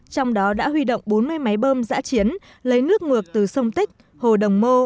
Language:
Vietnamese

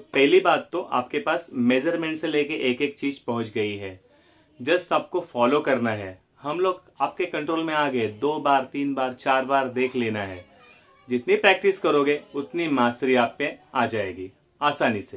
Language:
Hindi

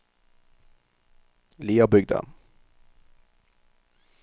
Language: Norwegian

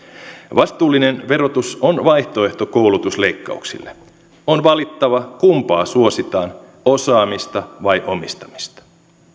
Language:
Finnish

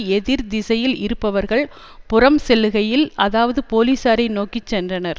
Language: Tamil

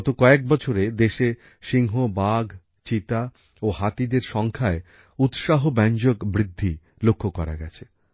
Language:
Bangla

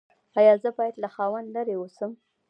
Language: Pashto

